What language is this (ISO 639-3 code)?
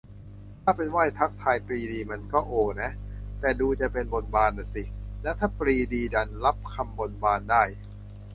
tha